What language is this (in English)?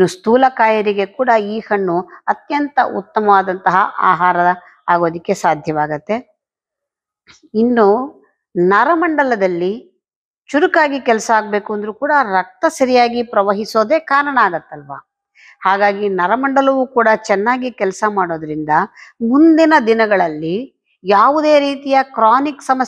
Thai